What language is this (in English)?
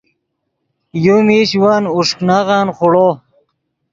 Yidgha